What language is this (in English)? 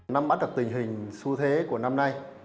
Vietnamese